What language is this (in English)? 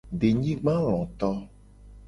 Gen